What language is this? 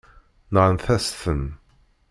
Kabyle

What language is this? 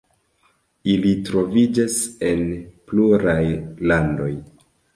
Esperanto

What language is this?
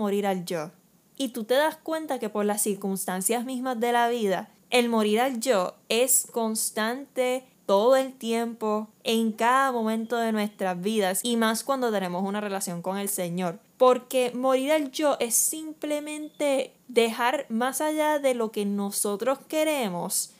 Spanish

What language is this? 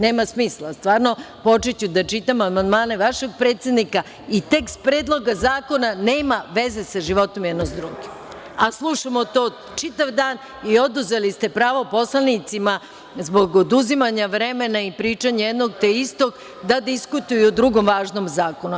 Serbian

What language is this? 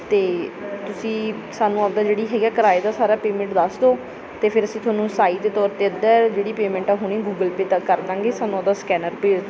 Punjabi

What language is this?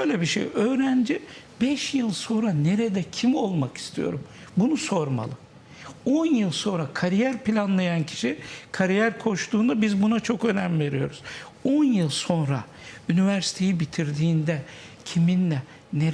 Turkish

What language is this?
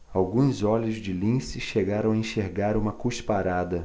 Portuguese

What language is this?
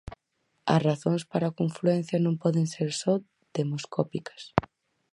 Galician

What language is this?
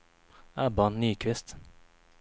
Swedish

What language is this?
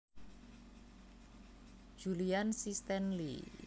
Javanese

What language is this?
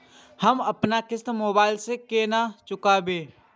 Maithili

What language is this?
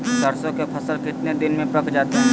Magahi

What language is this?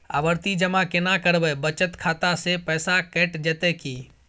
Maithili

